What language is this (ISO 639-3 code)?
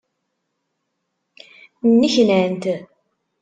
kab